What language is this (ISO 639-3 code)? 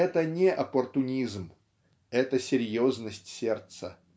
rus